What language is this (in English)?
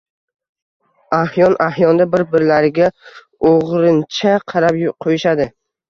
Uzbek